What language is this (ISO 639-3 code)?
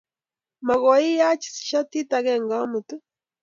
kln